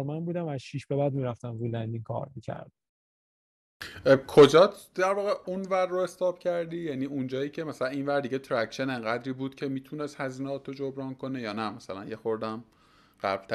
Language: Persian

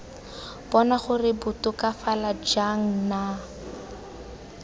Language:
Tswana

